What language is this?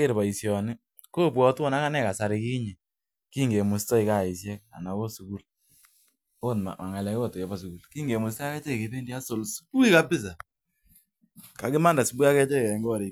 Kalenjin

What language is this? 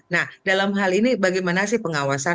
Indonesian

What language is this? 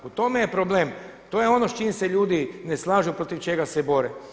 Croatian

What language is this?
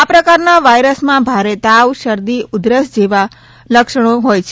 Gujarati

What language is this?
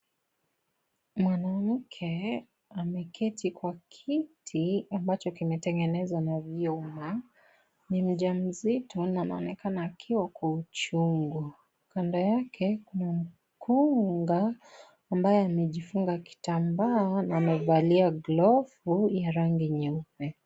Swahili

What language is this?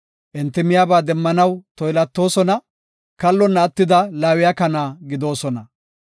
Gofa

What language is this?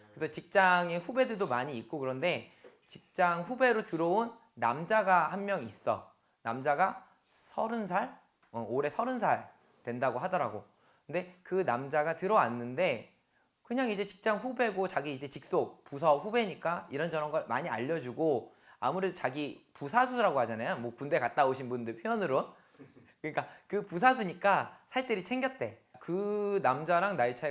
Korean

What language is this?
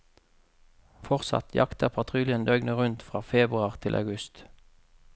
Norwegian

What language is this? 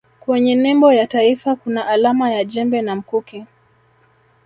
Swahili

